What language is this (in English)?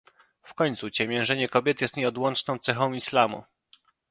Polish